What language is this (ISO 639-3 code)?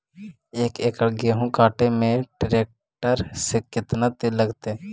mag